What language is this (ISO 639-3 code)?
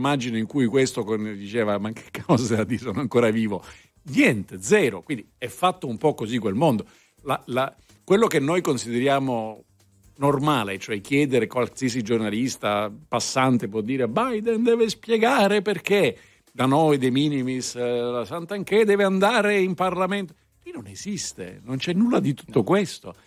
ita